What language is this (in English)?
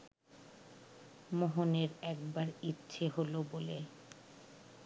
Bangla